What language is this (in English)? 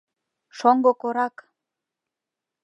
Mari